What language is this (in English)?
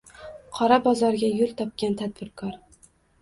Uzbek